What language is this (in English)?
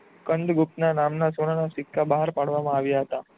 Gujarati